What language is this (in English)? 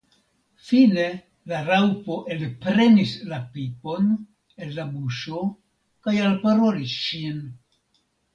Esperanto